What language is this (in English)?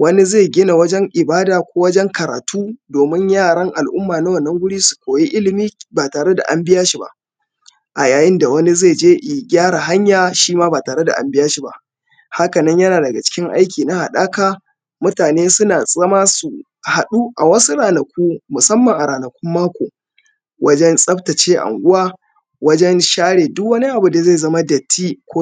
Hausa